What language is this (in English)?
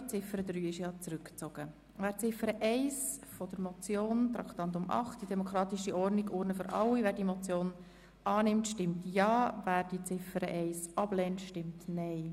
Swiss German